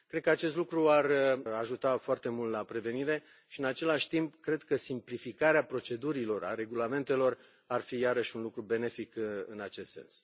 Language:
Romanian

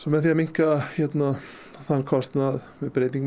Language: Icelandic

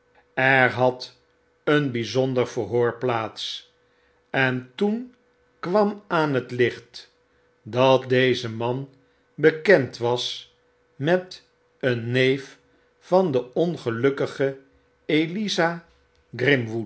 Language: Dutch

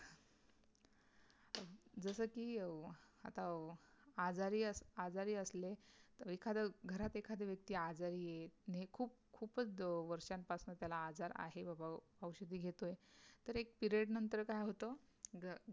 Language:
Marathi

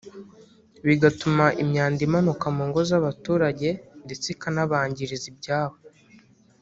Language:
Kinyarwanda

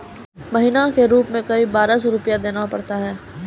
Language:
Maithili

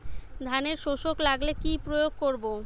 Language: Bangla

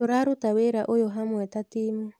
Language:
Kikuyu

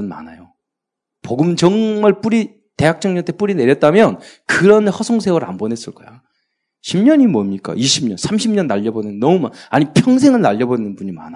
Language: Korean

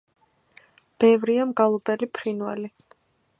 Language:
Georgian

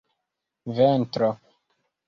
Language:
Esperanto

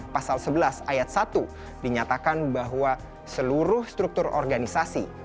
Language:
Indonesian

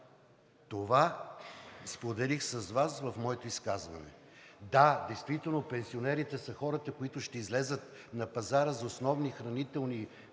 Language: Bulgarian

